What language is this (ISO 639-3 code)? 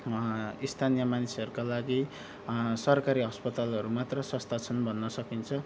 nep